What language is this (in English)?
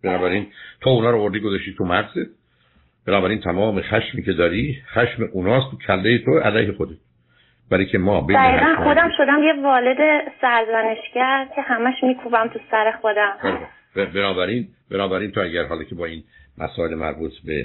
Persian